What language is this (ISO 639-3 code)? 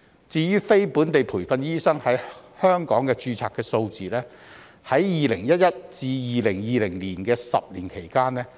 yue